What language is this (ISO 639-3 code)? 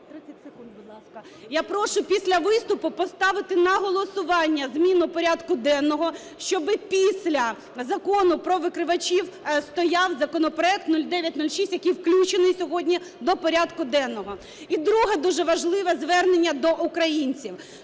ukr